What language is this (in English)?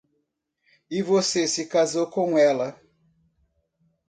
Portuguese